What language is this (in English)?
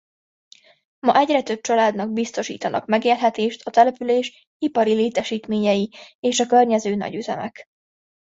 Hungarian